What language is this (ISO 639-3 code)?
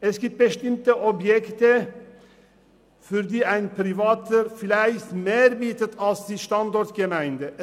gsw